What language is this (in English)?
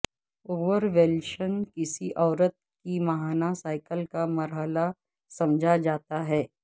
Urdu